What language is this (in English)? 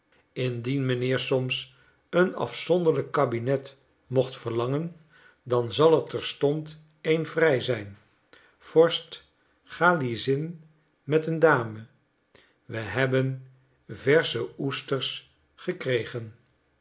Dutch